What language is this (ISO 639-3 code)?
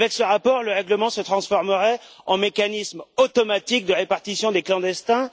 fra